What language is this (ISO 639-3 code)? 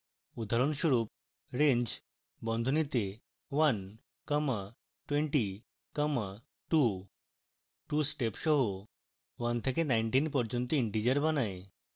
ben